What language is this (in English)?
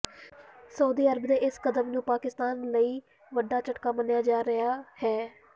Punjabi